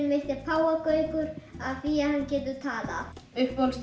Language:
Icelandic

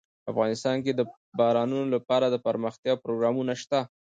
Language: Pashto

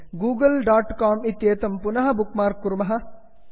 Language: Sanskrit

